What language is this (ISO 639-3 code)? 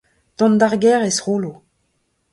bre